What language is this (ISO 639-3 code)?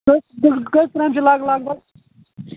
kas